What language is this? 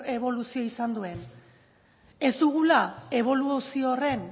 Basque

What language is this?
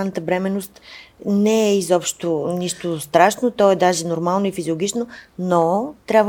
Bulgarian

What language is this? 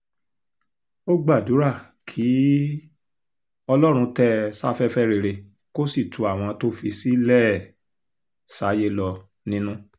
Yoruba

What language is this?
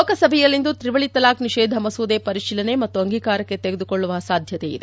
Kannada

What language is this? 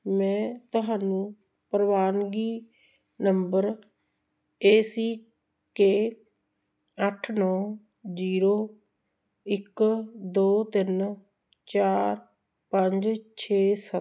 Punjabi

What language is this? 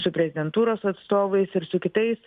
Lithuanian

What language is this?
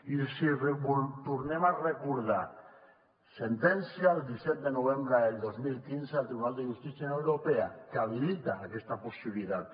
Catalan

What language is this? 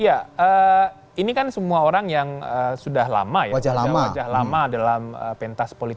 Indonesian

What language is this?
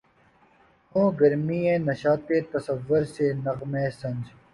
Urdu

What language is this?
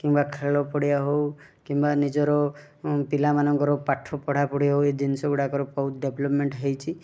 Odia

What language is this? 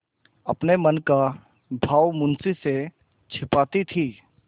Hindi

